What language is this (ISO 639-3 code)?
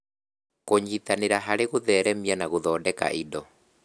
kik